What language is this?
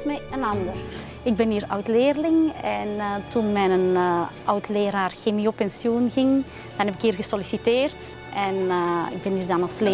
Dutch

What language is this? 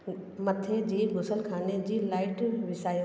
Sindhi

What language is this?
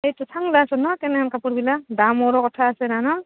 Assamese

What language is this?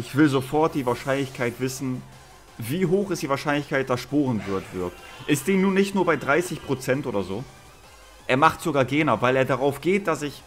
German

